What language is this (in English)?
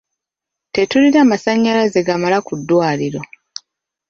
Ganda